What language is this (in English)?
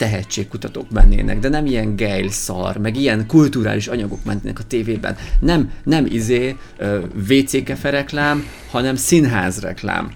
Hungarian